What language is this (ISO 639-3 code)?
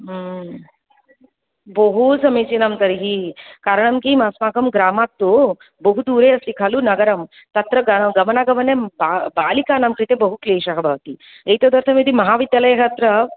san